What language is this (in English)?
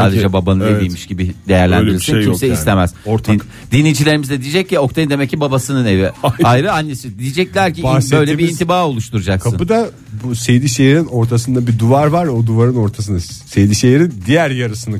Turkish